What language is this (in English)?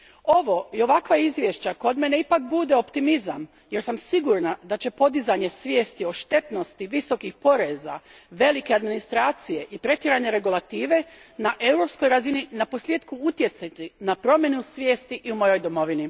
Croatian